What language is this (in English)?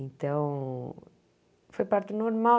Portuguese